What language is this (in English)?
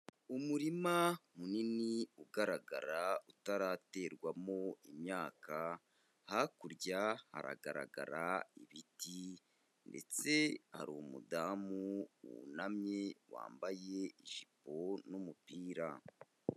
Kinyarwanda